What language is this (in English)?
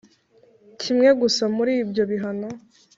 Kinyarwanda